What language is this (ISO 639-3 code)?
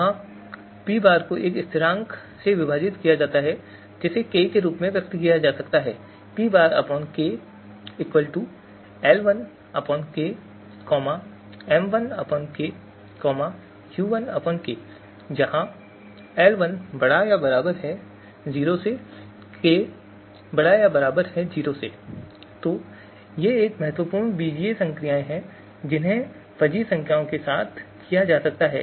hin